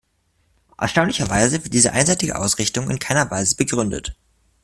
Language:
German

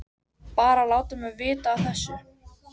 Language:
Icelandic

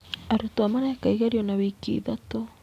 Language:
Kikuyu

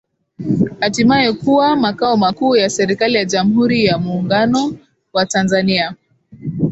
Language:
Swahili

